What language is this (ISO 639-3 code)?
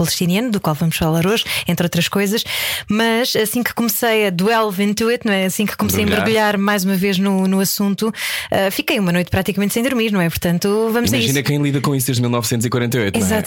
por